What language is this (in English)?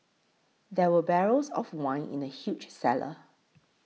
English